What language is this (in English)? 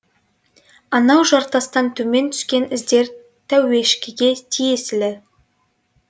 Kazakh